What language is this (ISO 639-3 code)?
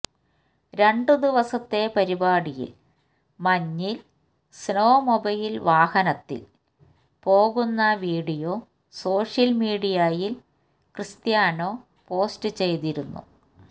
mal